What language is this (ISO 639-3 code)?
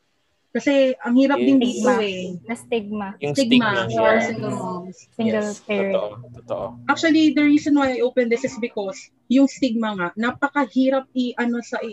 fil